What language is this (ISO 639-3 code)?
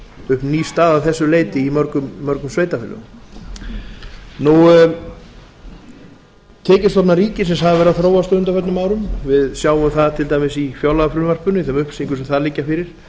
isl